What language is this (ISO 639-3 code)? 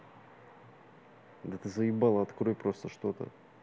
rus